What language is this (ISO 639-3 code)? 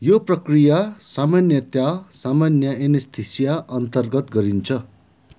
nep